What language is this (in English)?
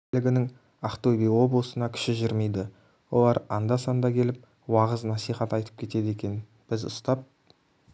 Kazakh